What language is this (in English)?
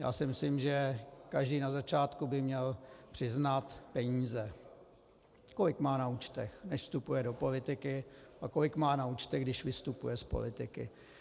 Czech